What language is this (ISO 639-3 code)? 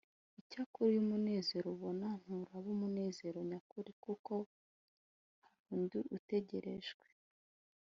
kin